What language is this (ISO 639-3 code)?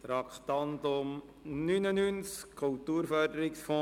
gsw